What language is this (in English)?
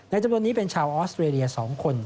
Thai